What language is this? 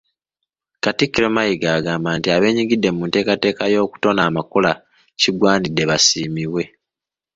Ganda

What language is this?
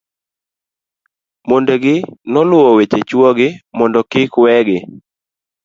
Luo (Kenya and Tanzania)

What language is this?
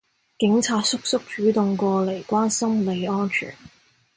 Cantonese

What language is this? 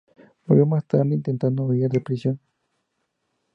Spanish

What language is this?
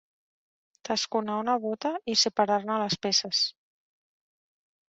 Catalan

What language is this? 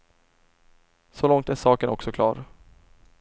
Swedish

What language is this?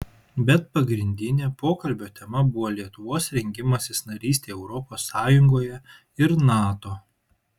Lithuanian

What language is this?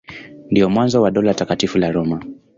Swahili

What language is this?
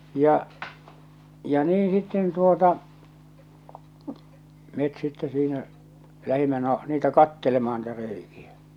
Finnish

